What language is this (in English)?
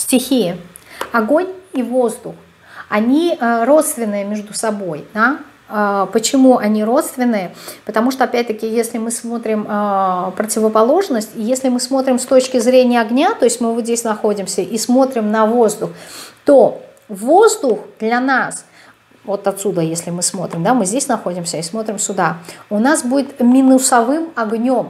Russian